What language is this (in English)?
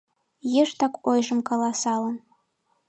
Mari